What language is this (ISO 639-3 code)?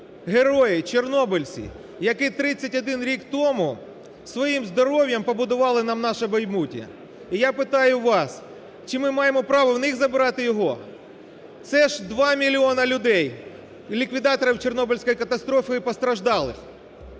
ukr